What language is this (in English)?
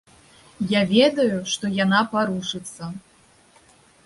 Belarusian